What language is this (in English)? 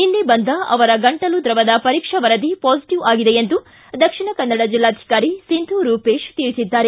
Kannada